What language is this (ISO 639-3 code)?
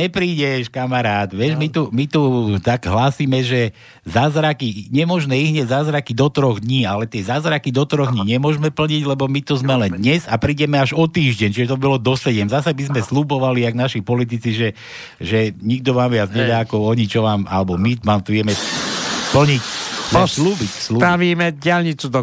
slk